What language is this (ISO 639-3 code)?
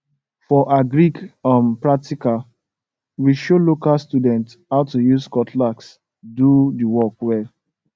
pcm